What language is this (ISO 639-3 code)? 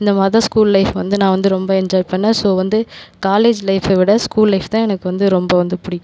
tam